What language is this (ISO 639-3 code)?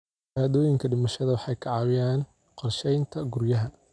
som